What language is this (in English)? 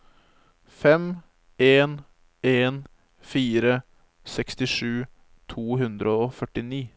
Norwegian